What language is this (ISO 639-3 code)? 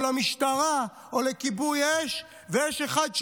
heb